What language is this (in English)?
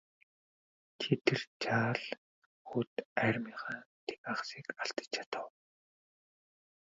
Mongolian